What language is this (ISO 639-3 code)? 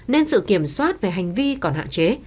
vie